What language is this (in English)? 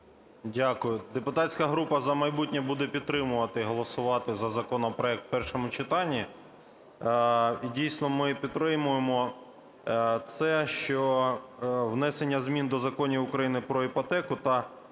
Ukrainian